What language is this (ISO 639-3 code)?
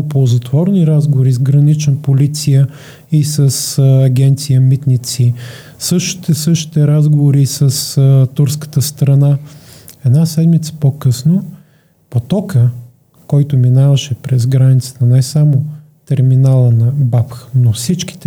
bul